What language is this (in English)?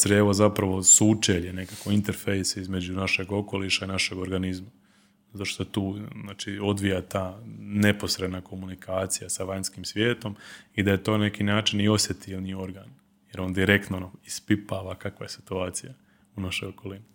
Croatian